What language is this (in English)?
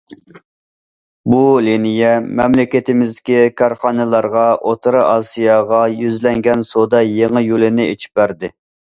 Uyghur